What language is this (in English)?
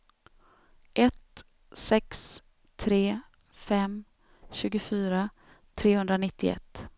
Swedish